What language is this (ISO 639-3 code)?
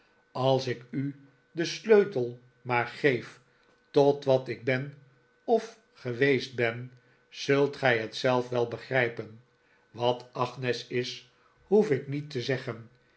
nld